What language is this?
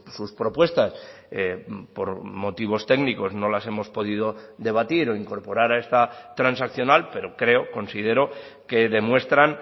Spanish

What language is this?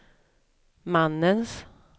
Swedish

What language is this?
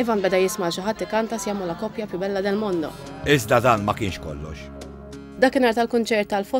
Arabic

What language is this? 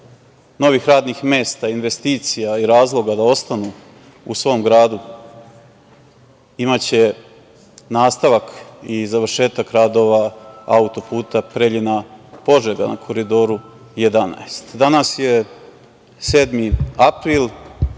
Serbian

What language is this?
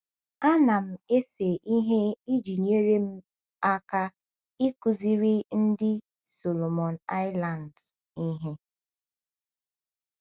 Igbo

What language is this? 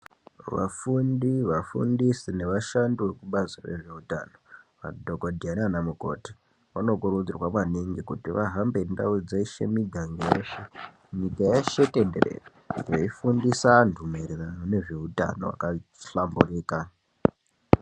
Ndau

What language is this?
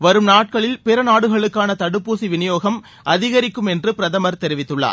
Tamil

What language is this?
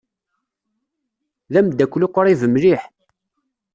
Kabyle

